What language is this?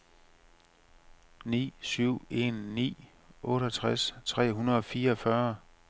Danish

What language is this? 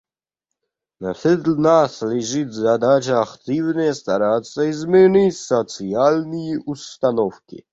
Russian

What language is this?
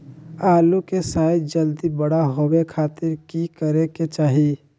Magahi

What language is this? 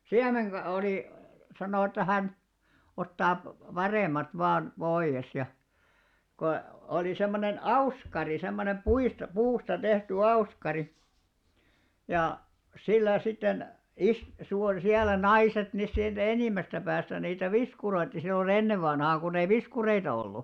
Finnish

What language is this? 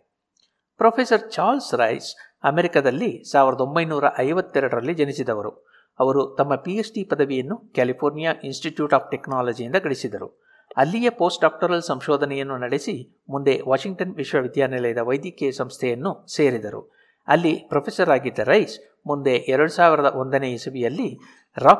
Kannada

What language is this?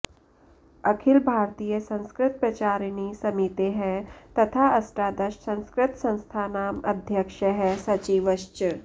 Sanskrit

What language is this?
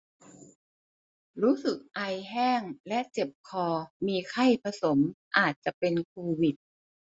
Thai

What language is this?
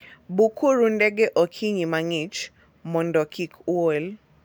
Luo (Kenya and Tanzania)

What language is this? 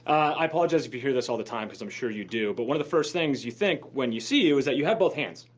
English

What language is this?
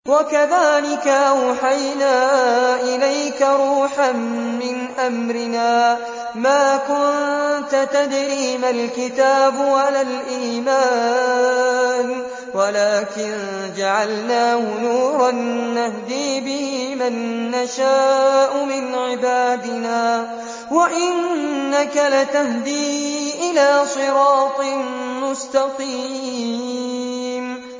Arabic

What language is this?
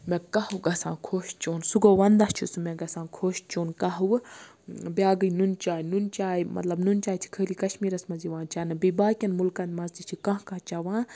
Kashmiri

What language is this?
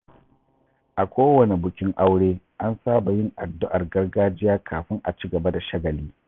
Hausa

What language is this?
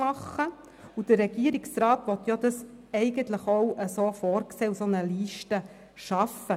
Swiss German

